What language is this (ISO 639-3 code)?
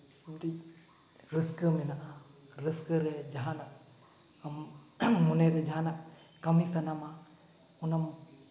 sat